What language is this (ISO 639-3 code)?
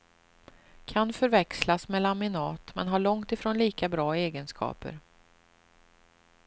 swe